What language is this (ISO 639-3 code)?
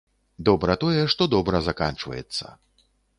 bel